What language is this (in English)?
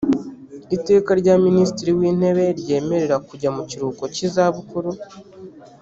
Kinyarwanda